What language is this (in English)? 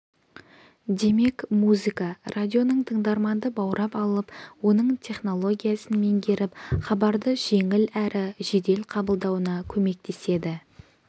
Kazakh